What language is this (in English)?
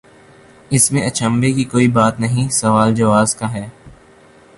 Urdu